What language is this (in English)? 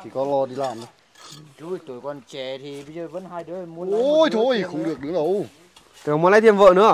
Vietnamese